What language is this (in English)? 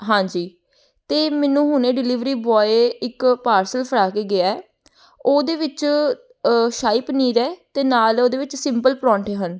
Punjabi